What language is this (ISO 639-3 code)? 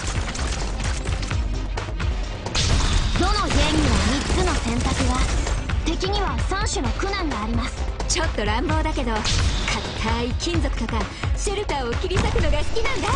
jpn